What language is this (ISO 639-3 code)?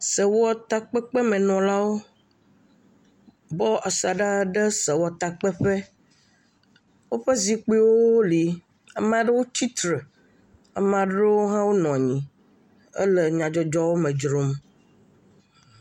ewe